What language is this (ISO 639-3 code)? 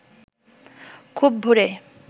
ben